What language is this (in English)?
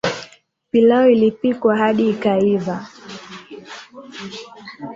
Swahili